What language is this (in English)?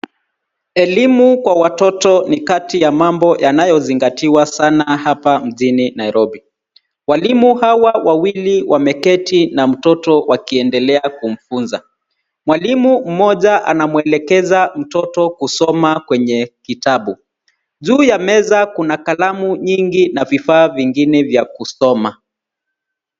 Swahili